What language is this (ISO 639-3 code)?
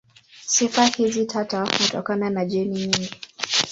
swa